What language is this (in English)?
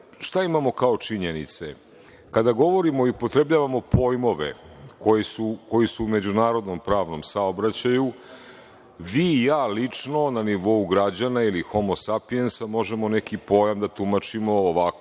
Serbian